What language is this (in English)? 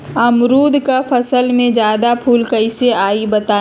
Magahi